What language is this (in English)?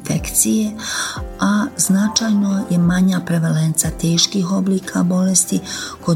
Croatian